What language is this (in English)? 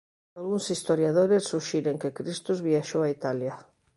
Galician